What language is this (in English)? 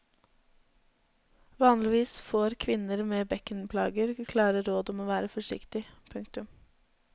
Norwegian